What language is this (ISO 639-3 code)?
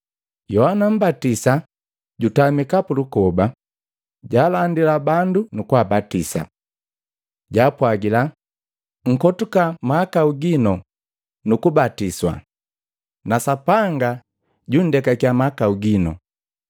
mgv